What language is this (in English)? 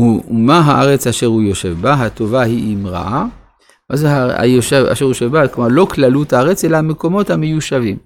Hebrew